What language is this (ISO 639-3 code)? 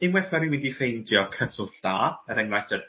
cym